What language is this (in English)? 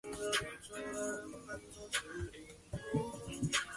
Chinese